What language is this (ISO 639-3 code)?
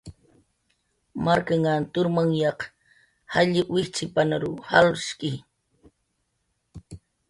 jqr